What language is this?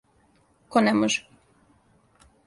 Serbian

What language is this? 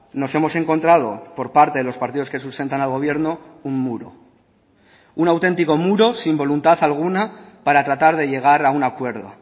Spanish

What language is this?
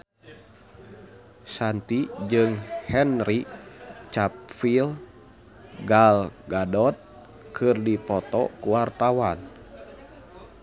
Sundanese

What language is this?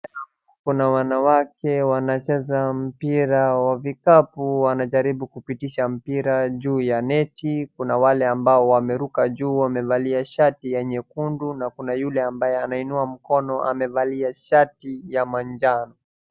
Swahili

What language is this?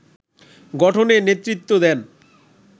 Bangla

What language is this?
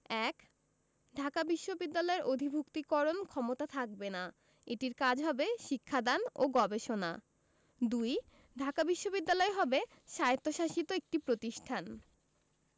Bangla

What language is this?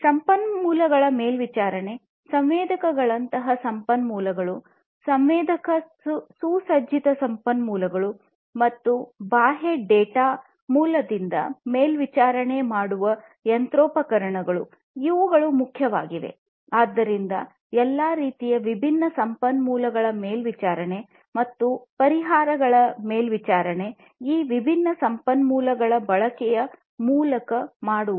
Kannada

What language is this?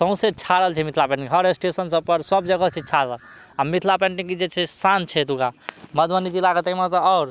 Maithili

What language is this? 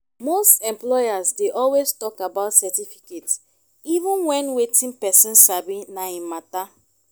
Nigerian Pidgin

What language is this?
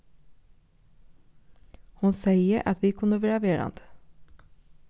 Faroese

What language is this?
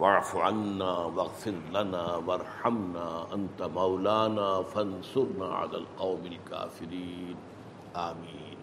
Urdu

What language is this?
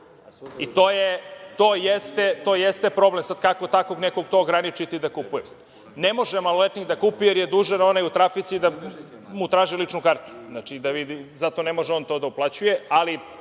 Serbian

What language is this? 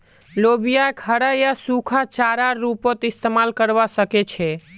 Magahi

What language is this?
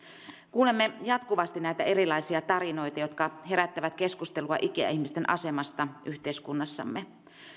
Finnish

